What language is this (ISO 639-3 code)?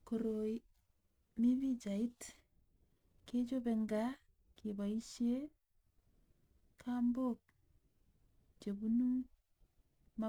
kln